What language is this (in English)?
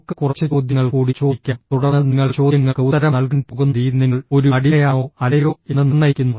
Malayalam